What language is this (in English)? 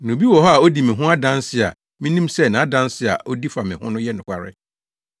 Akan